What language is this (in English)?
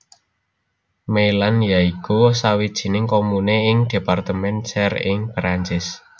Javanese